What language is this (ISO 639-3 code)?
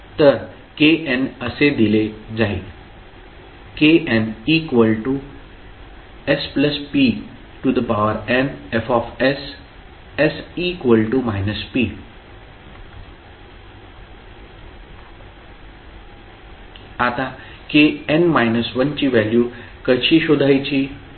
mar